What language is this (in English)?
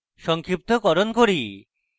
Bangla